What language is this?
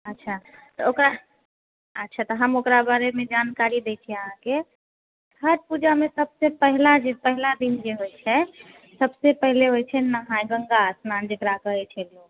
Maithili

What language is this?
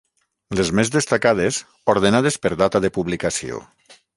Catalan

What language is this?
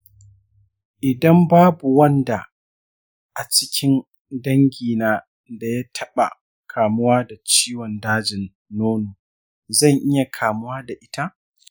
Hausa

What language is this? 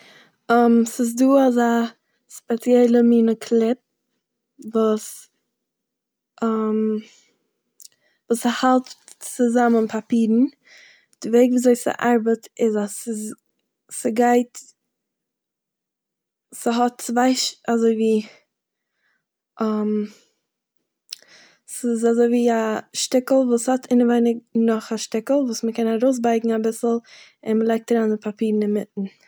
Yiddish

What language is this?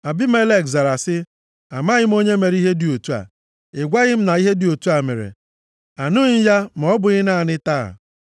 Igbo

